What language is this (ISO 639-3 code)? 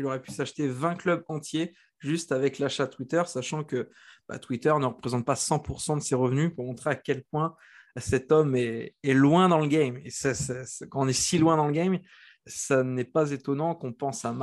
fra